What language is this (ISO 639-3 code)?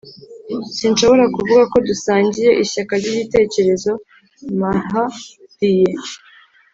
kin